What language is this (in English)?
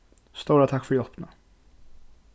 Faroese